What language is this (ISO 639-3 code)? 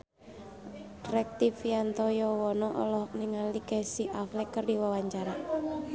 sun